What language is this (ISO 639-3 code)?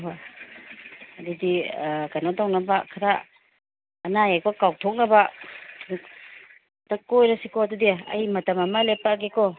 mni